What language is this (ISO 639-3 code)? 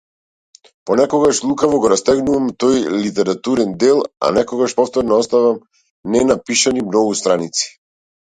mkd